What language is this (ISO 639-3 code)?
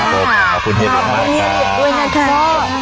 tha